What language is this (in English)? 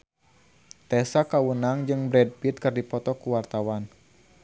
Sundanese